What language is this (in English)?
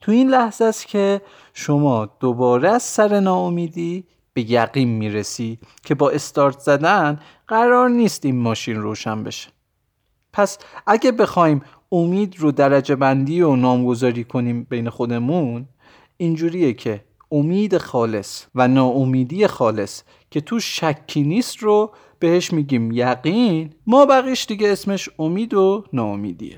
Persian